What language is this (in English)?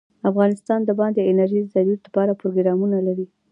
Pashto